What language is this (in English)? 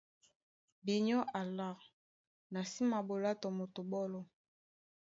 Duala